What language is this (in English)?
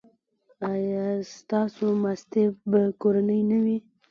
Pashto